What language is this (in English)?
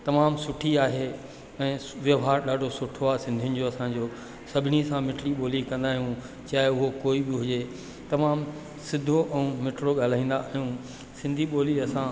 Sindhi